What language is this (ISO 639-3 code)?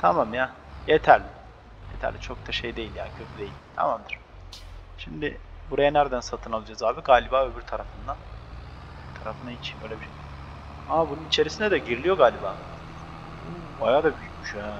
tur